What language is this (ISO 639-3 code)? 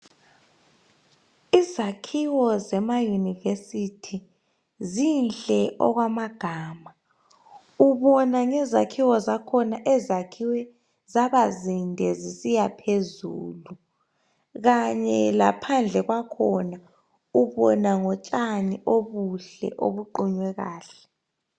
nde